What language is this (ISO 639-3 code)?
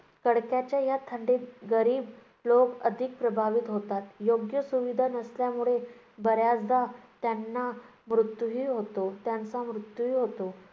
mar